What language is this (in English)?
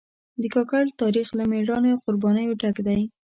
Pashto